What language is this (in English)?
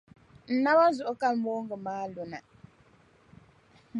Dagbani